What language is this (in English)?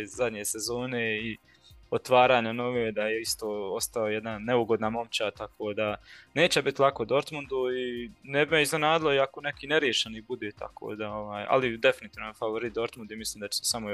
Croatian